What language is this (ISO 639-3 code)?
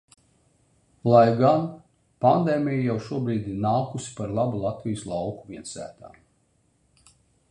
lav